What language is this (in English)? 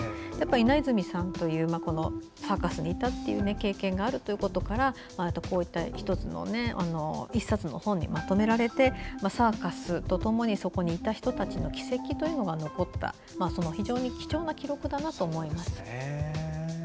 Japanese